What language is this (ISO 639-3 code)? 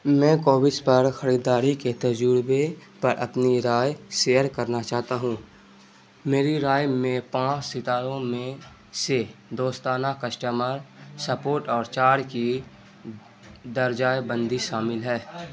urd